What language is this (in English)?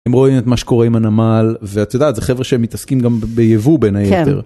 Hebrew